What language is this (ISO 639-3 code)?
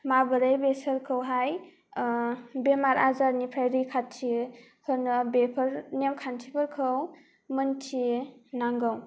brx